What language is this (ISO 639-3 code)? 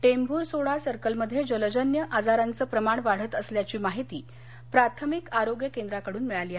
mar